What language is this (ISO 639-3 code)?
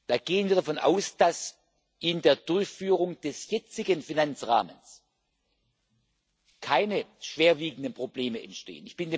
deu